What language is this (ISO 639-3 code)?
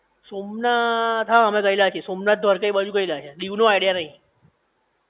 guj